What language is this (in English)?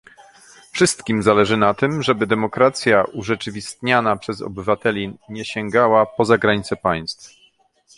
Polish